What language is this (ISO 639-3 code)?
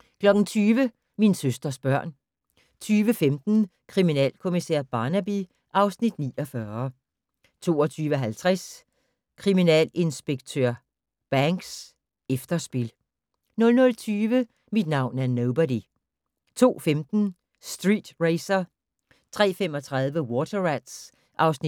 dan